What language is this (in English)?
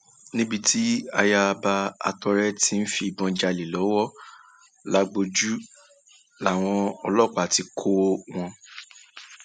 Yoruba